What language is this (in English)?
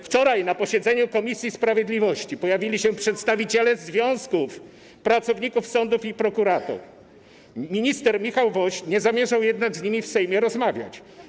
Polish